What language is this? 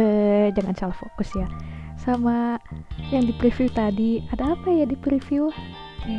Indonesian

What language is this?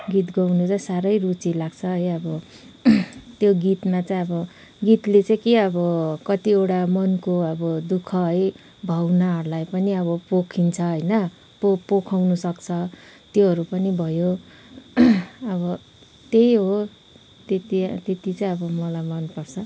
Nepali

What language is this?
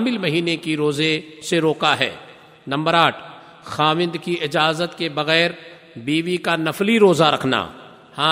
Urdu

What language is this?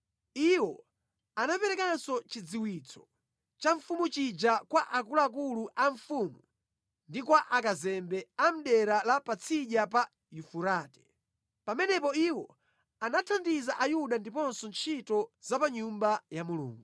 Nyanja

